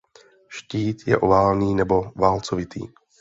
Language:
Czech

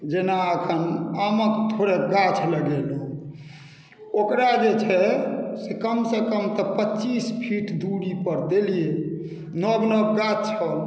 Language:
Maithili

